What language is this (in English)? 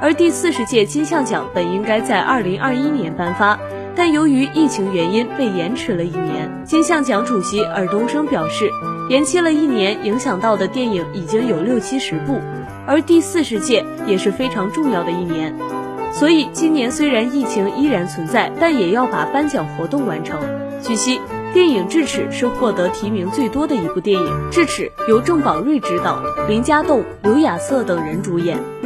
Chinese